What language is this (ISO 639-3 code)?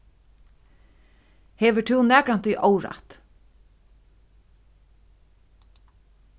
fao